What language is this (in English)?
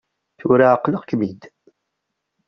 Kabyle